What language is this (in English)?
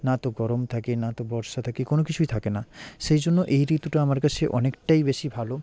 Bangla